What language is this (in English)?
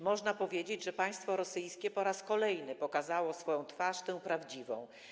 Polish